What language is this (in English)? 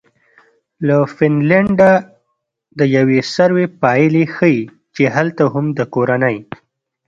Pashto